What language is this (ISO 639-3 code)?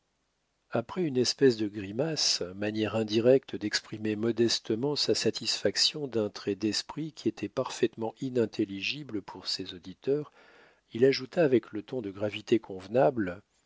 fra